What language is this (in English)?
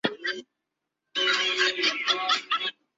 Chinese